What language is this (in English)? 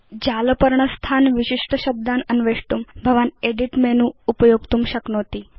Sanskrit